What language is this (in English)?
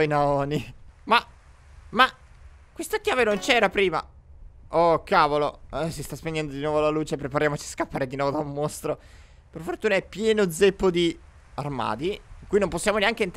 Italian